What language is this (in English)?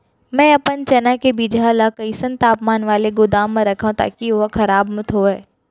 Chhattisgarhi